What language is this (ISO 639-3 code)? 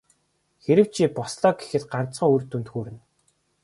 mon